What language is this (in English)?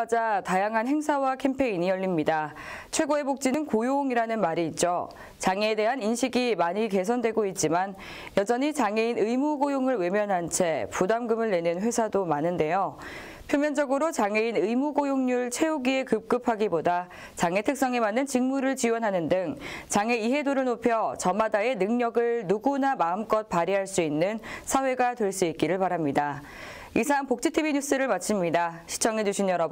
Korean